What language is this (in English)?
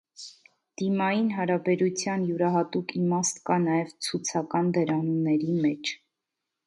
Armenian